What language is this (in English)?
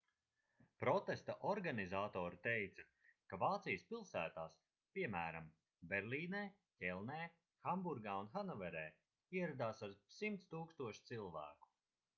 Latvian